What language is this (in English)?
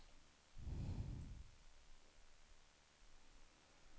Swedish